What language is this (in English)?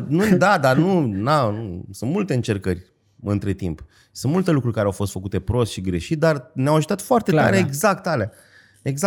Romanian